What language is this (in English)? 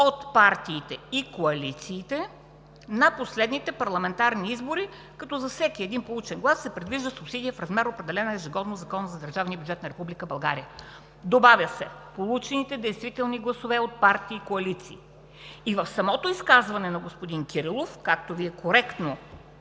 Bulgarian